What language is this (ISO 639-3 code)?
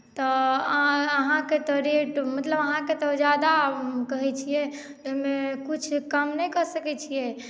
mai